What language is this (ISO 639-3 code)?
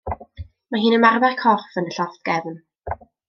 cym